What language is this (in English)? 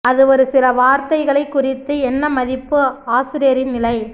Tamil